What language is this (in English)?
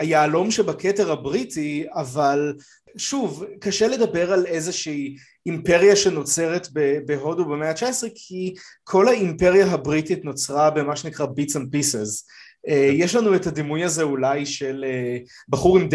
Hebrew